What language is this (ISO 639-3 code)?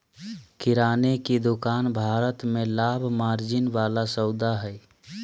mag